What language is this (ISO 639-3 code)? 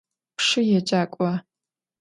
ady